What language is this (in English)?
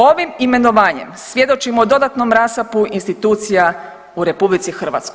Croatian